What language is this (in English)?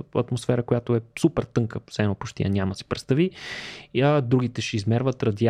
Bulgarian